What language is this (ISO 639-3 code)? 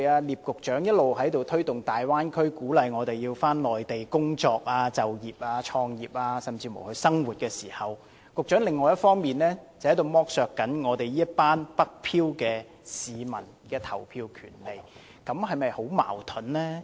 yue